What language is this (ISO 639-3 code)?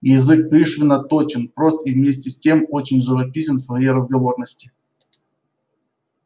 rus